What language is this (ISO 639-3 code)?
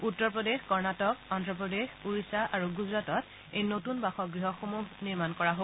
asm